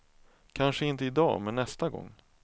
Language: Swedish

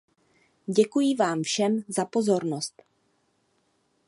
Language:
Czech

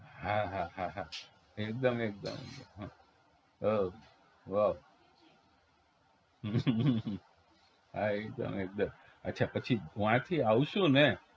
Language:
Gujarati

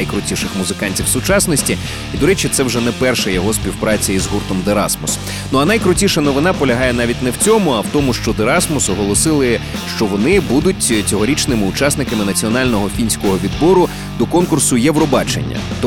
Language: Ukrainian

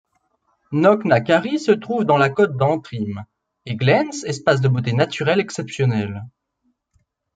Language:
French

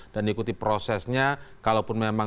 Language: Indonesian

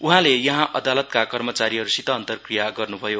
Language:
Nepali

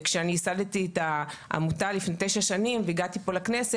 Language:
Hebrew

